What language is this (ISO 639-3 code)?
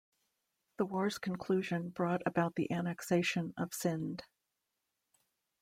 eng